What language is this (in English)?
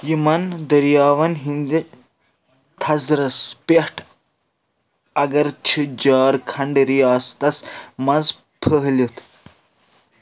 Kashmiri